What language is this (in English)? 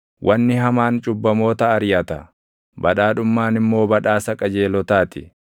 Oromo